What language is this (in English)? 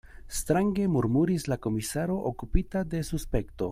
Esperanto